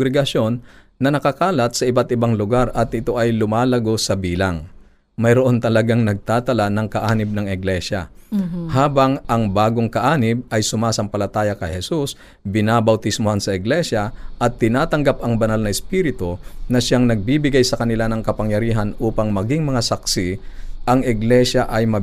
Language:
Filipino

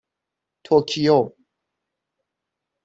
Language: Persian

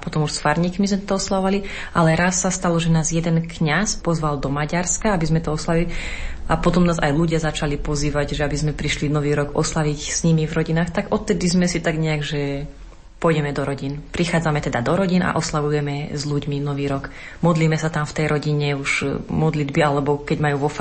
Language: Slovak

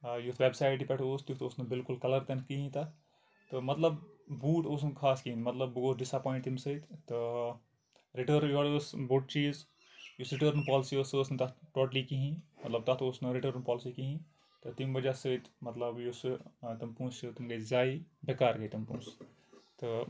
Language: Kashmiri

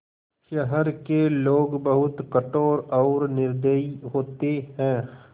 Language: Hindi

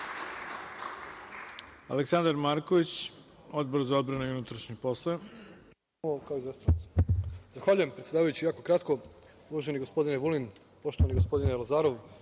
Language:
Serbian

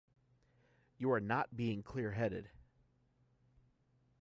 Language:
English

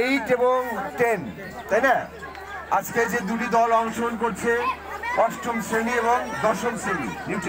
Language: Turkish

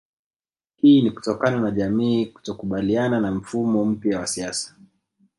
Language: Swahili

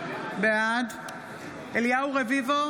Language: Hebrew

